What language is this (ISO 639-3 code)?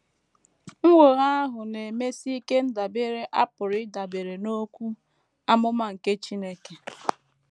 ibo